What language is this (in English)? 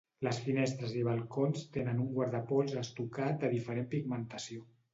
Catalan